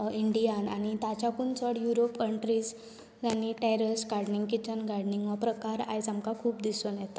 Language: Konkani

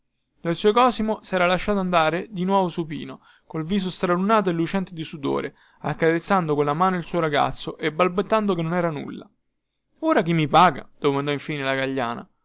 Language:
Italian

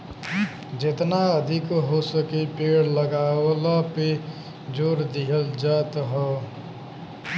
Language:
Bhojpuri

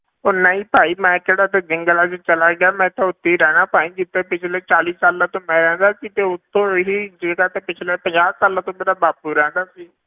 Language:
Punjabi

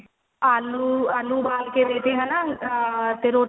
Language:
Punjabi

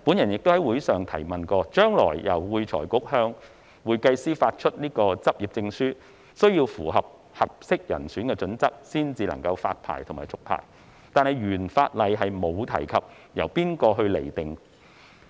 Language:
Cantonese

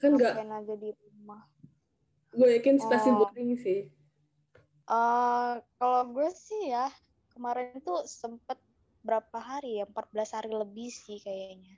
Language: Indonesian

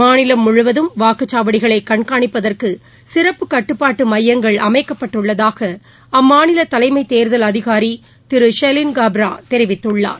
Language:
Tamil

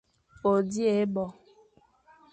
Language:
Fang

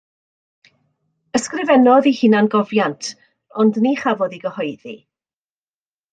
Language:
Welsh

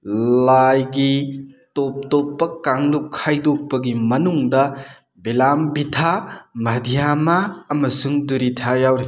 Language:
Manipuri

